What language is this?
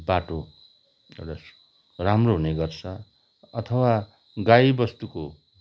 Nepali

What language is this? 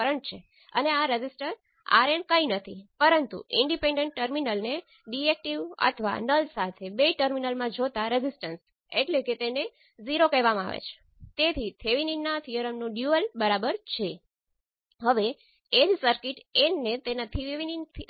Gujarati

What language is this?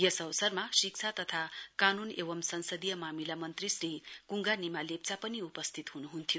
Nepali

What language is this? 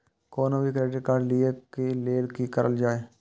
Maithili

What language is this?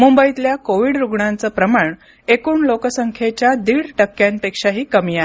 Marathi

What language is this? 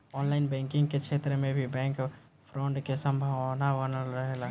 Bhojpuri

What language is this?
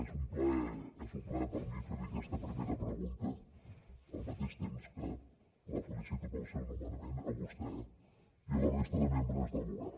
Catalan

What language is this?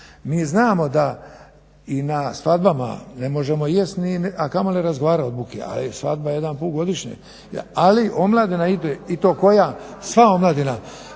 Croatian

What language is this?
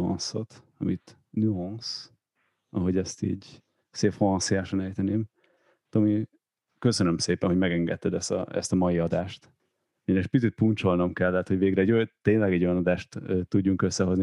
Hungarian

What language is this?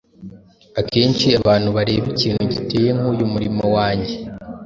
Kinyarwanda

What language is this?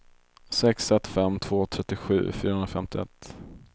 Swedish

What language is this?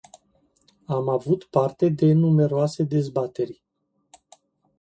Romanian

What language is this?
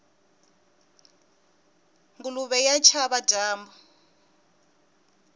Tsonga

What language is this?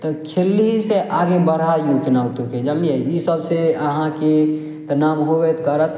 Maithili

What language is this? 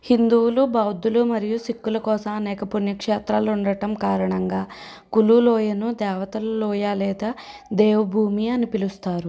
Telugu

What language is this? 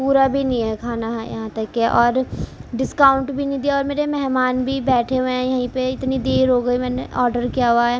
Urdu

